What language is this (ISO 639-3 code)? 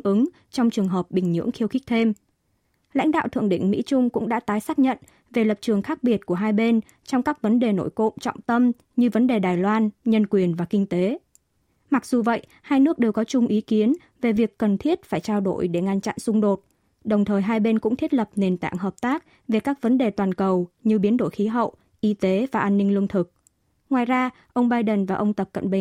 vie